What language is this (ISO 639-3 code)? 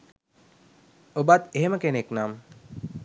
sin